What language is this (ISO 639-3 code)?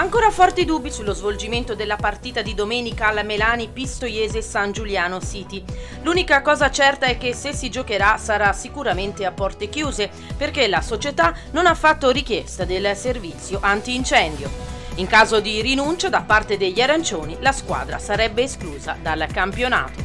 ita